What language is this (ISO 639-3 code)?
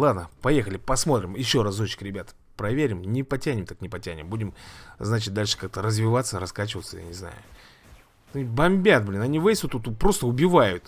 rus